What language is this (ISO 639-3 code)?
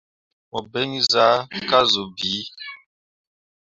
mua